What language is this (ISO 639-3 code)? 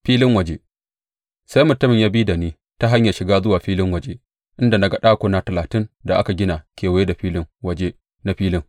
hau